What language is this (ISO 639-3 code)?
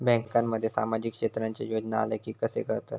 mar